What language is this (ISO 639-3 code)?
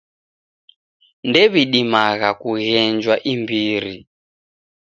dav